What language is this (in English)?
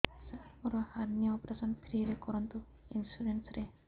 Odia